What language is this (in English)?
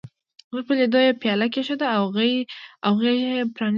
Pashto